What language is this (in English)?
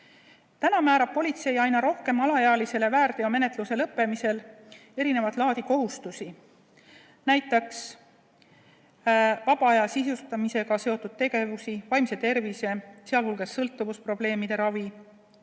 Estonian